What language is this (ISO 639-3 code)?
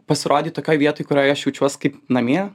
lit